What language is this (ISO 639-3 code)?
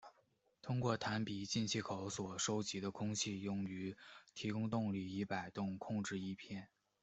zho